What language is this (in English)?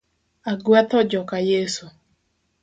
Luo (Kenya and Tanzania)